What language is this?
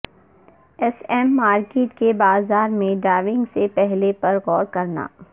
Urdu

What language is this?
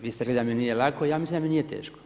Croatian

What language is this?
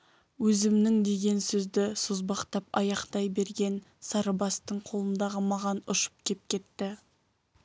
Kazakh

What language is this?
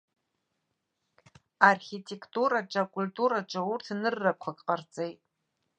Abkhazian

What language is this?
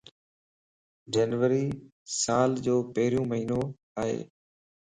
Lasi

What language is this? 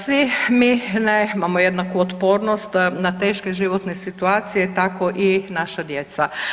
Croatian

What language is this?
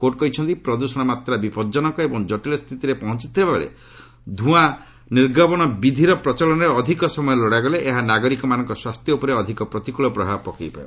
Odia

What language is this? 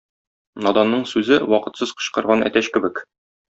Tatar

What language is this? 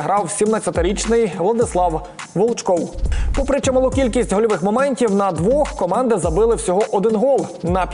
Ukrainian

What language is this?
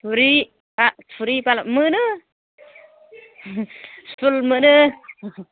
Bodo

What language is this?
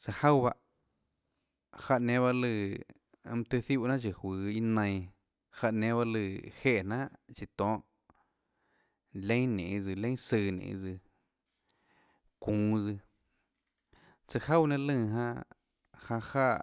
Tlacoatzintepec Chinantec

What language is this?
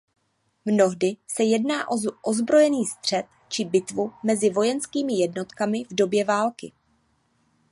Czech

